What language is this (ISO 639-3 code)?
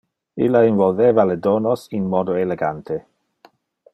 ina